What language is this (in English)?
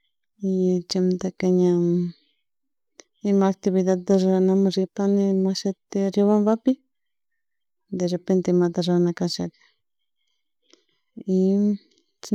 Chimborazo Highland Quichua